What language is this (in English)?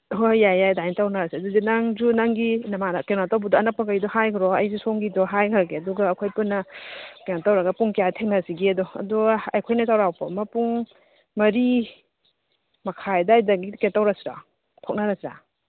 Manipuri